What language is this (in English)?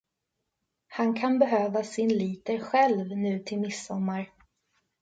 Swedish